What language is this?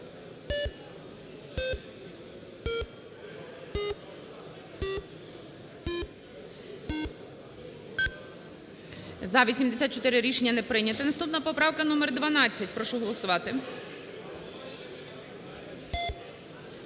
Ukrainian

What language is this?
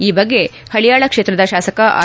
Kannada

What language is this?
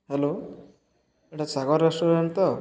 Odia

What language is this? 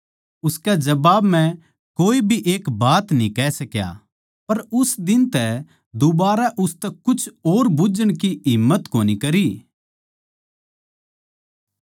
Haryanvi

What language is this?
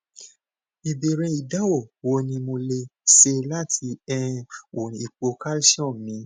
Yoruba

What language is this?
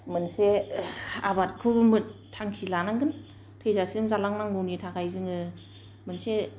Bodo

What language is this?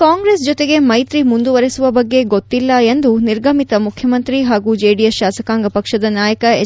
Kannada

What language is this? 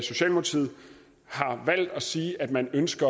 Danish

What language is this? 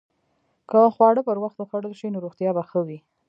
Pashto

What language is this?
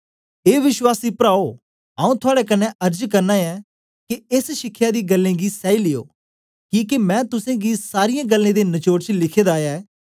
Dogri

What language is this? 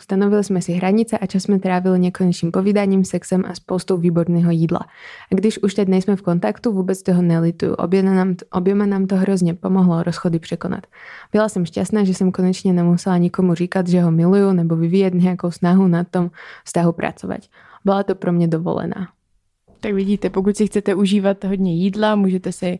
Czech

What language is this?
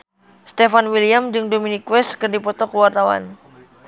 Sundanese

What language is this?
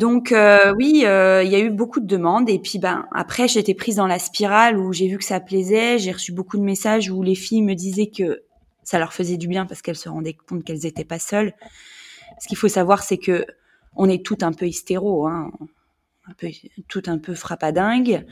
French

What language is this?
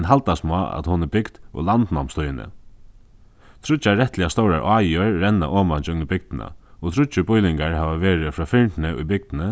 Faroese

